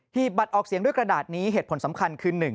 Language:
Thai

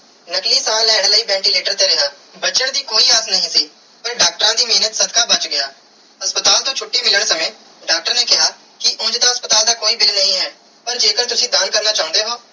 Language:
Punjabi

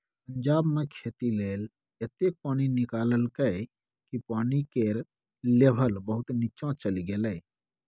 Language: Maithili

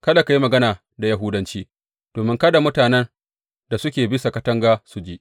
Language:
Hausa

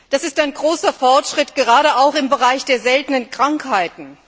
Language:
German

